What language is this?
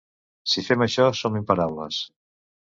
Catalan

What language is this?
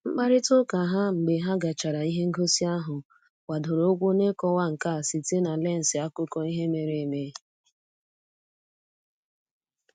Igbo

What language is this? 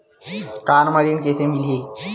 Chhattisgarhi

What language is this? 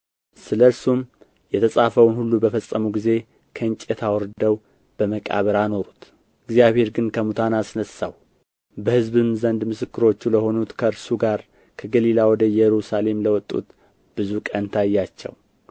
Amharic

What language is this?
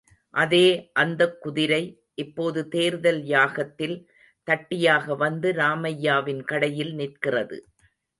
Tamil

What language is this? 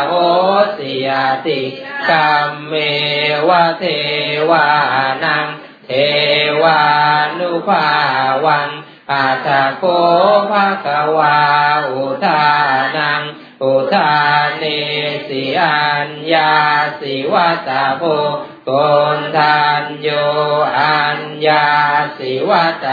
Thai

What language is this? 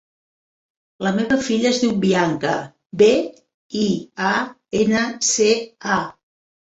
Catalan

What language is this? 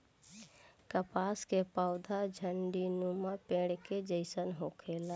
Bhojpuri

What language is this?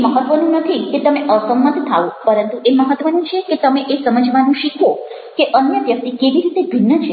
Gujarati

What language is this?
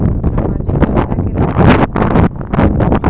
Bhojpuri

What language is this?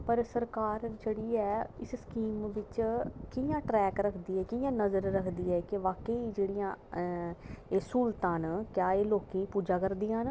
Dogri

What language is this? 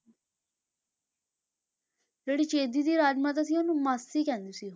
Punjabi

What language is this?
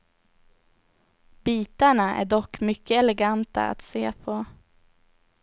Swedish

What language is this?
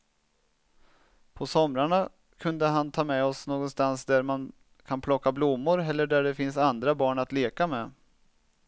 Swedish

